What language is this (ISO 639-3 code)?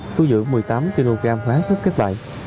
vie